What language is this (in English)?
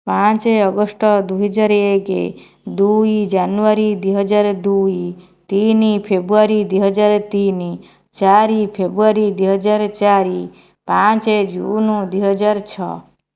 Odia